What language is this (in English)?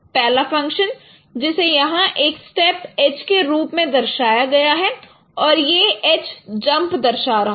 Hindi